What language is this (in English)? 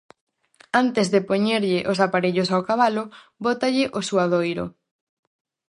Galician